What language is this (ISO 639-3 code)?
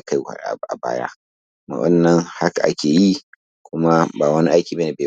hau